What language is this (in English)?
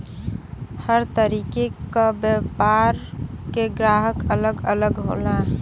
Bhojpuri